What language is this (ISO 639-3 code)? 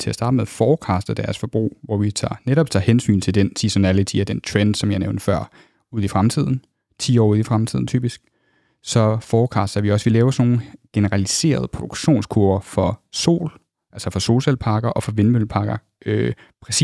dan